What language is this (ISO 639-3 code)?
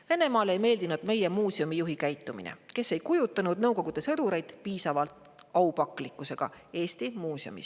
est